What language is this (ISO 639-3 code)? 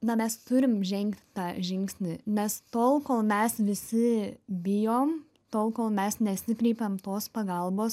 lit